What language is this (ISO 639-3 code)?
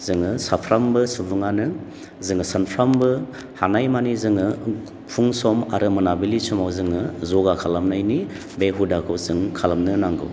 brx